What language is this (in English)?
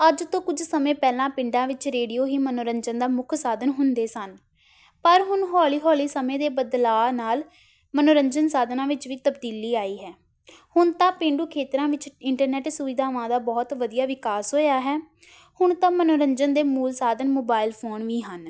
Punjabi